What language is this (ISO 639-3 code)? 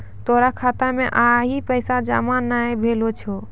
mai